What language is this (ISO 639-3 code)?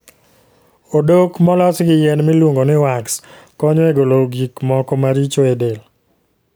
luo